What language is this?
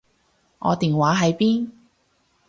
Cantonese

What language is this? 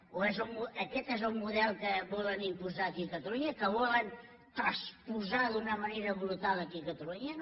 Catalan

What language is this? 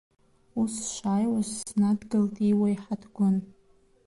Abkhazian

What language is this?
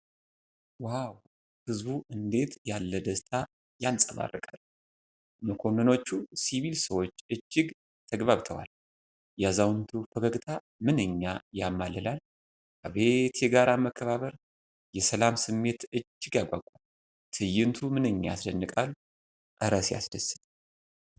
Amharic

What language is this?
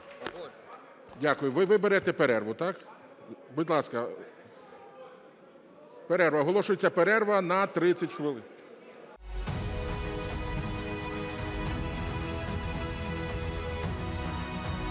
Ukrainian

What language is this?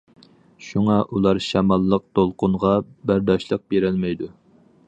Uyghur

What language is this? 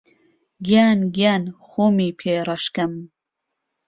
Central Kurdish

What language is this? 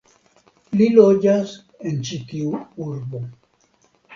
Esperanto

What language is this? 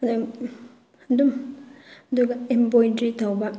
Manipuri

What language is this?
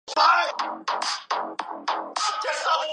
Chinese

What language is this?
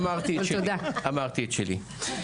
Hebrew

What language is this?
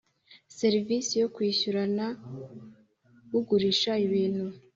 Kinyarwanda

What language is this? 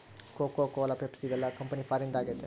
Kannada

